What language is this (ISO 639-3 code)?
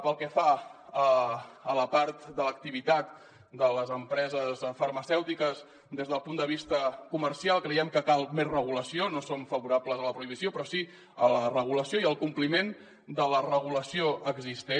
cat